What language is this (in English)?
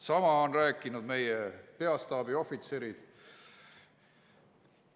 Estonian